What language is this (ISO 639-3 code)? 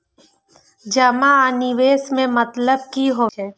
mai